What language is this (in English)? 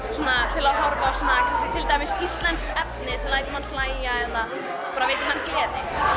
Icelandic